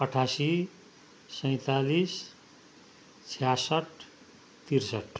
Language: Nepali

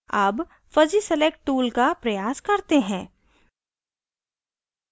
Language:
Hindi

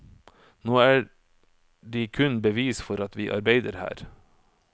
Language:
Norwegian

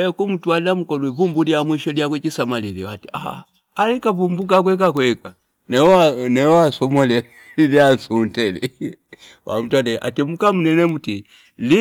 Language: Fipa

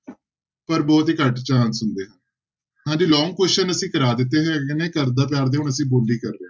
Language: Punjabi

